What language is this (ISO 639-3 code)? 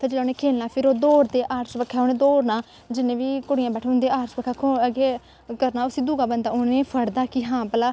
doi